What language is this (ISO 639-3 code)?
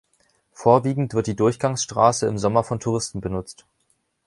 deu